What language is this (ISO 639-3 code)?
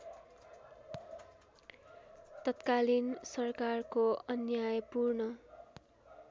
nep